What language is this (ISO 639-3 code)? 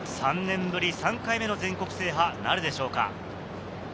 jpn